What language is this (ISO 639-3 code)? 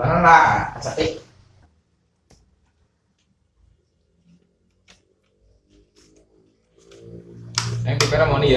ind